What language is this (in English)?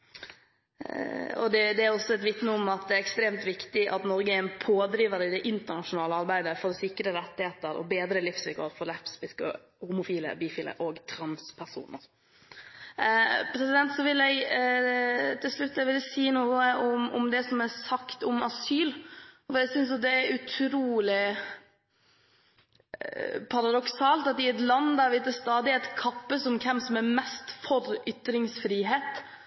Norwegian Bokmål